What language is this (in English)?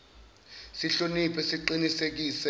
Zulu